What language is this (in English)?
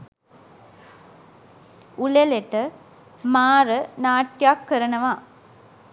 Sinhala